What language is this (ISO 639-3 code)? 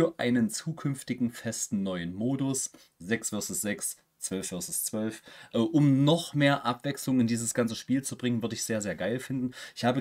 deu